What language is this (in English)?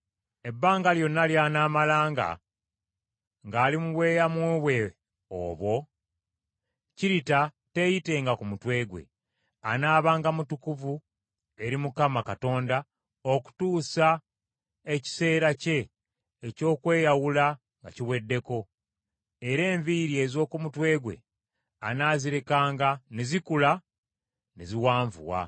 Ganda